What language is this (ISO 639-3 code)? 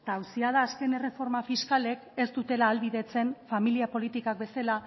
eus